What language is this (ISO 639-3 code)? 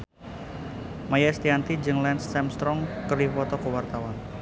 sun